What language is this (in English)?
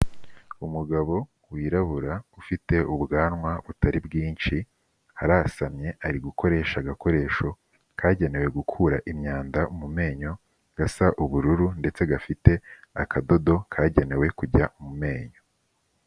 Kinyarwanda